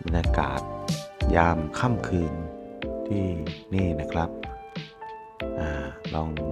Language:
Thai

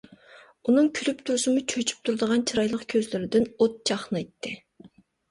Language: Uyghur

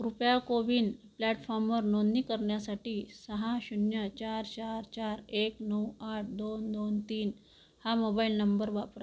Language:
Marathi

